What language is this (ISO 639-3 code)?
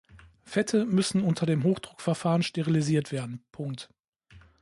deu